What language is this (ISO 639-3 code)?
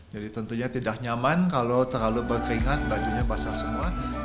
ind